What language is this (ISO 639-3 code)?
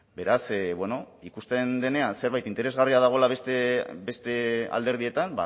eus